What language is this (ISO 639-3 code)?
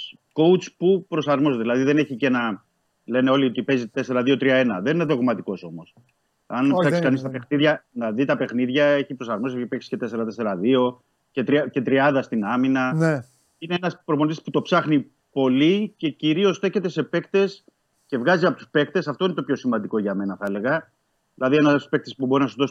ell